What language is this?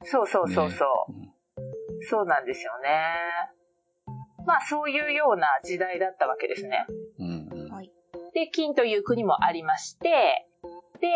Japanese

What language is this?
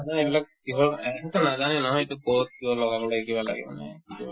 Assamese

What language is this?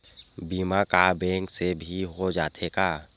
Chhattisgarhi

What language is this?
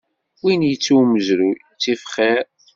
Kabyle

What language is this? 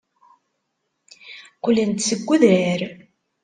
Kabyle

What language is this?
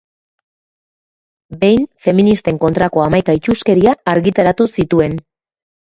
Basque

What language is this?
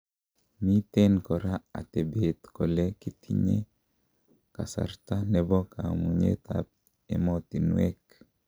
Kalenjin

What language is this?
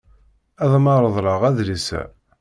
Kabyle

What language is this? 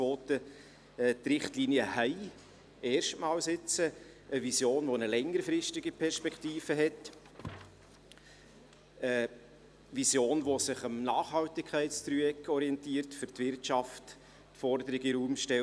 Swiss German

